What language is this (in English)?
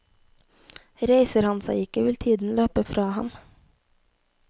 Norwegian